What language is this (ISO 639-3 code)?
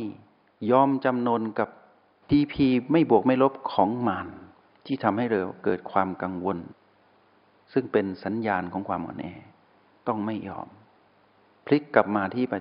tha